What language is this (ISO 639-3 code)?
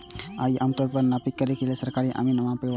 mai